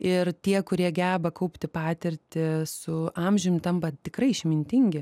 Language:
Lithuanian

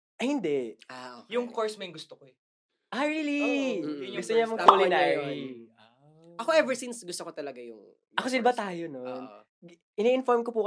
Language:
Filipino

